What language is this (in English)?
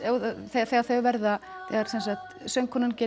Icelandic